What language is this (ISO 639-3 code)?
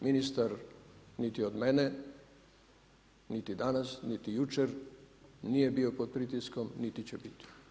hrv